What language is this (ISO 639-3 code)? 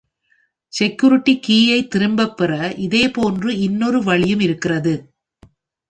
tam